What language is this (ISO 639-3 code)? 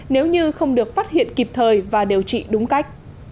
vie